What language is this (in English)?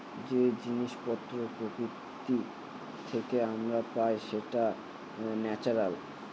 Bangla